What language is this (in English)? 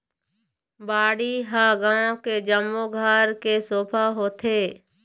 Chhattisgarhi